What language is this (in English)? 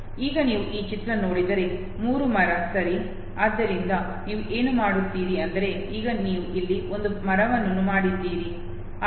Kannada